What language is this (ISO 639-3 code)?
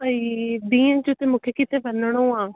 snd